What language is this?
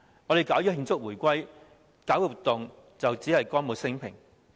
Cantonese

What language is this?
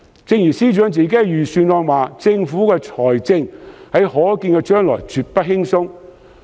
Cantonese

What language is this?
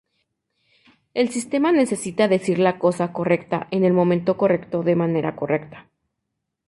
Spanish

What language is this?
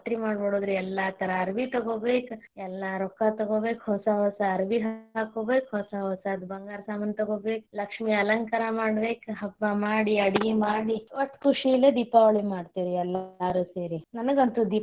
Kannada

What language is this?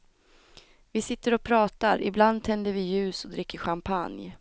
Swedish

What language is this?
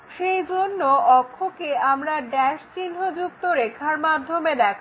Bangla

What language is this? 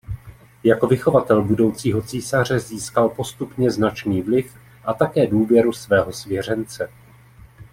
Czech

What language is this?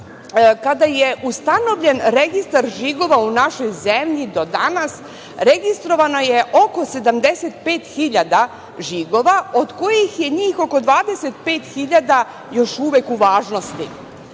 Serbian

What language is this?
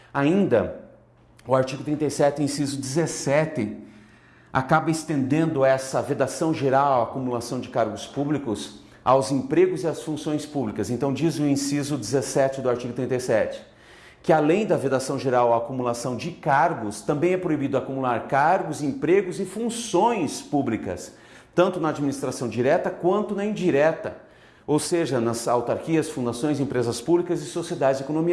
Portuguese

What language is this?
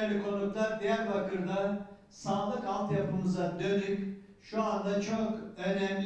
Turkish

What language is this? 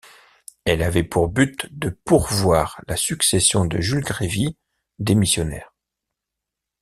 French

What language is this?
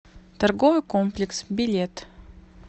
Russian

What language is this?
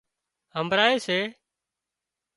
Wadiyara Koli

